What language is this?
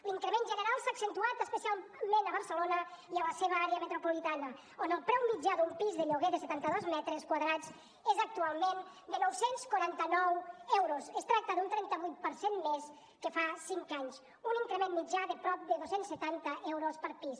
Catalan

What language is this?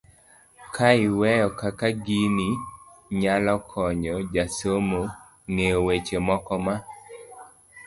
Luo (Kenya and Tanzania)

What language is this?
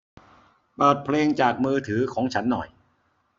Thai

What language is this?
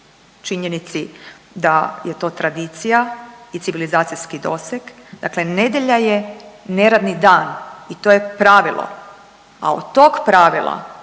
Croatian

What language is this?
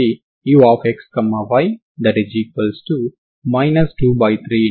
Telugu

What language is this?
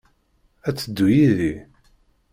Kabyle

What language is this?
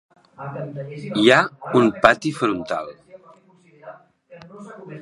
Catalan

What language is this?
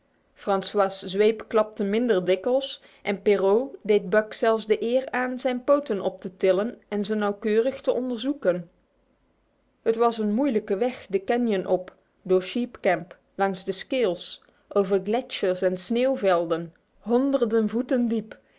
Dutch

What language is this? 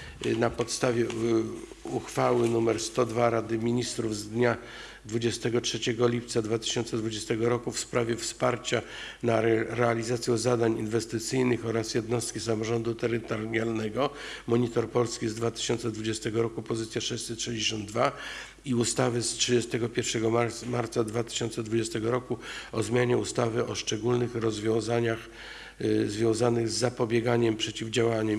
Polish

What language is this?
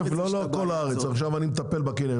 Hebrew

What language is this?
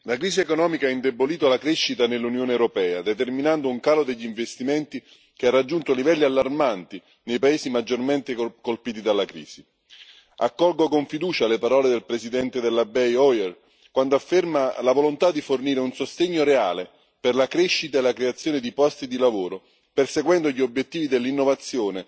Italian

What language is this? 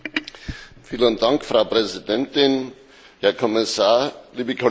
German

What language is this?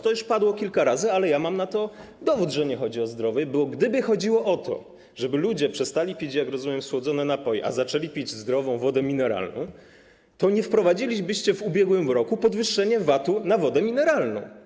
Polish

